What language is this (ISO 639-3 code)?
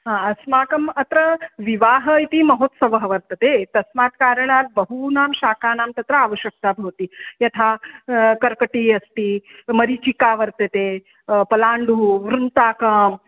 san